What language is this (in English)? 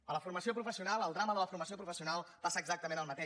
Catalan